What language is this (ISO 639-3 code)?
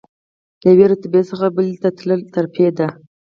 pus